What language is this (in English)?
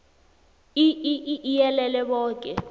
South Ndebele